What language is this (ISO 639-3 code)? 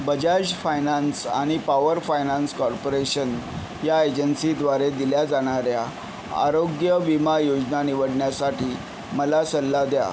mar